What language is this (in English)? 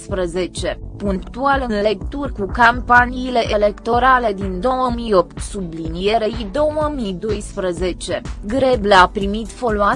Romanian